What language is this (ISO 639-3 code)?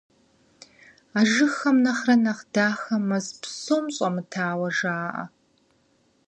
kbd